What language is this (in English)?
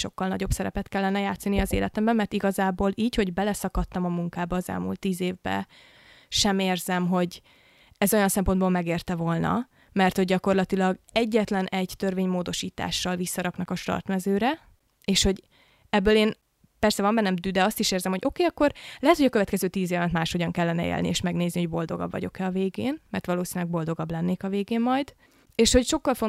Hungarian